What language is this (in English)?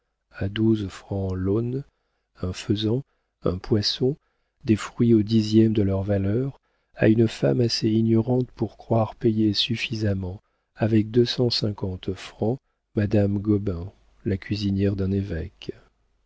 French